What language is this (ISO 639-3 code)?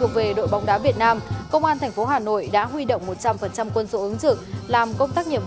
vie